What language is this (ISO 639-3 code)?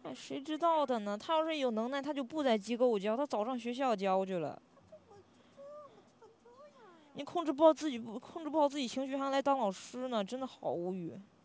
zho